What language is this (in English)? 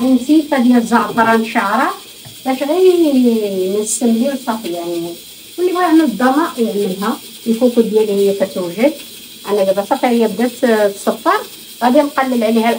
Arabic